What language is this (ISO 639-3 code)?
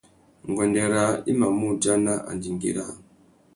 bag